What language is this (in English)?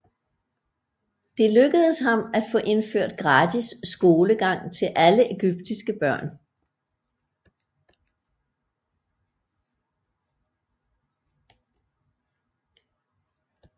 Danish